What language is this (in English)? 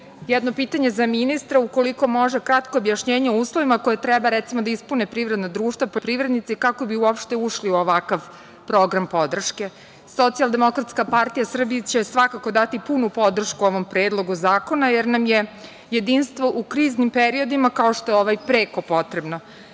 Serbian